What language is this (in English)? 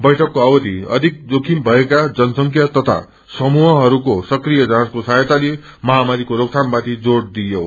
Nepali